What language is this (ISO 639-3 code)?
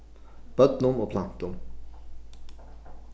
fao